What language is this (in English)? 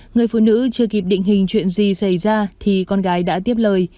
Vietnamese